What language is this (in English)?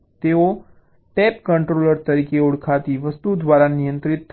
Gujarati